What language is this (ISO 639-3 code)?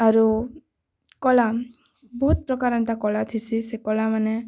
ori